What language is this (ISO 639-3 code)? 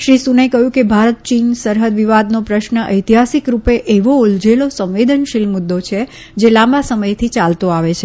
guj